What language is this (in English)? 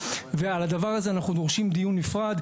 Hebrew